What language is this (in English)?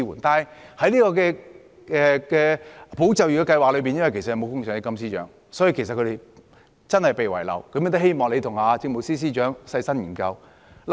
Cantonese